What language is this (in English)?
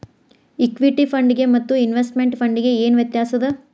Kannada